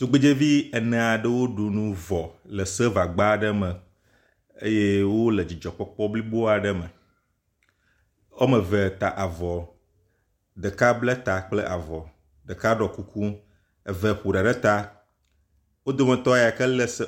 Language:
Ewe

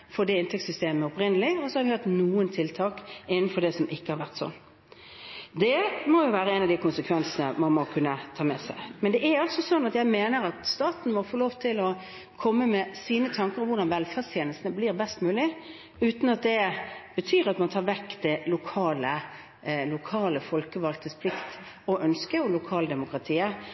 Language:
Norwegian Bokmål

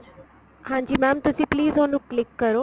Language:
Punjabi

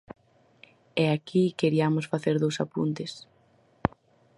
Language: Galician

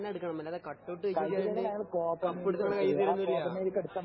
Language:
Malayalam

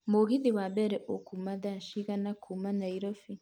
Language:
Kikuyu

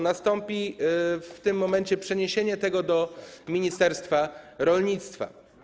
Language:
Polish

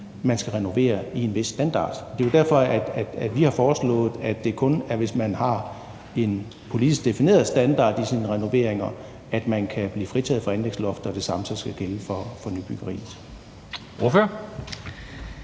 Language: Danish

